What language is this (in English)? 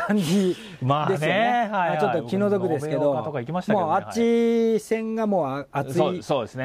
Japanese